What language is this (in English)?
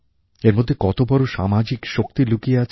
Bangla